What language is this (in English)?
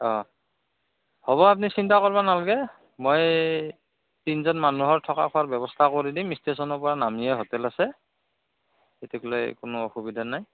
Assamese